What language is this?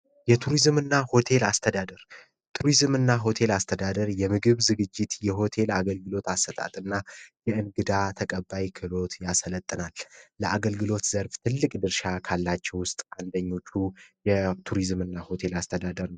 Amharic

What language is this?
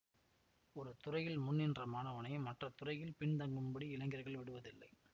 Tamil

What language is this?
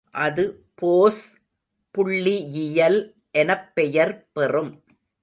Tamil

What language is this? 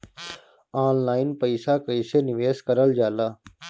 Bhojpuri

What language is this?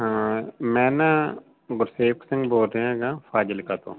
Punjabi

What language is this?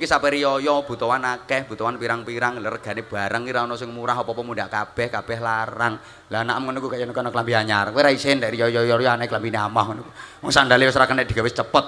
Indonesian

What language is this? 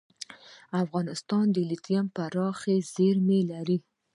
Pashto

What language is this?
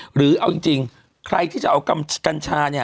Thai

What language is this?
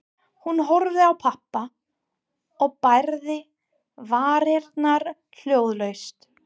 Icelandic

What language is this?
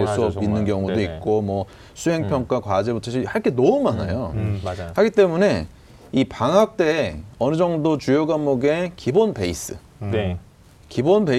Korean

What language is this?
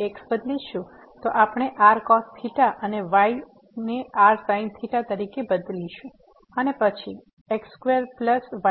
Gujarati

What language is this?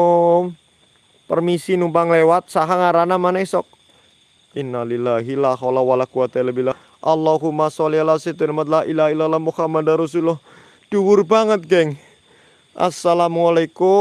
Indonesian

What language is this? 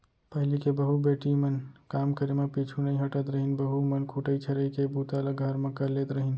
Chhattisgarhi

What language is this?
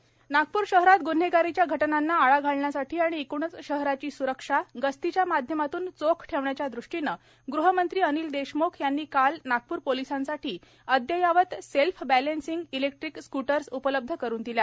Marathi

